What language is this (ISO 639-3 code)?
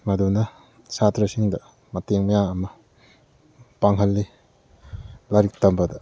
mni